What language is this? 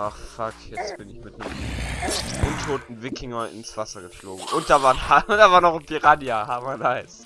German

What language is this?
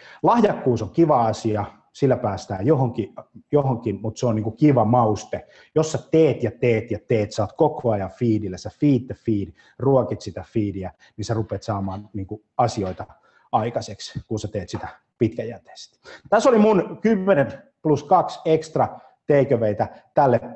Finnish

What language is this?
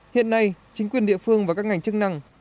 Vietnamese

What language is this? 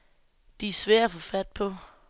Danish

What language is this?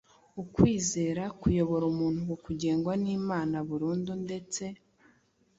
Kinyarwanda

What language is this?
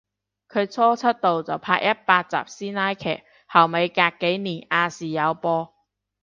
Cantonese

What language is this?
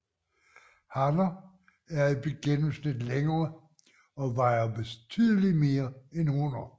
Danish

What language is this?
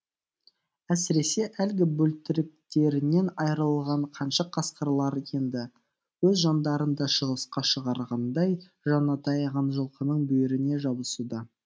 Kazakh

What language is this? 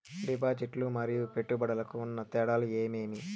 Telugu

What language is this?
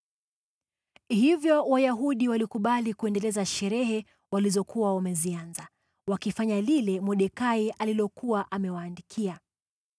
Swahili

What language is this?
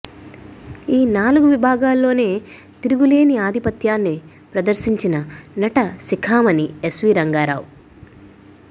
Telugu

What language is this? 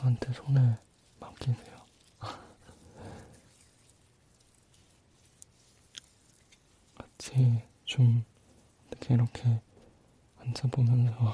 Korean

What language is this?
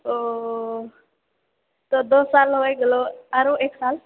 Maithili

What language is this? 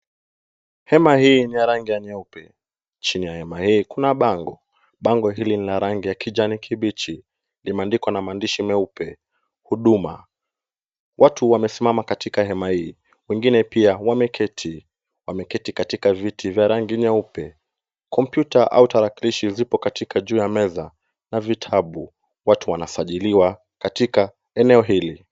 Swahili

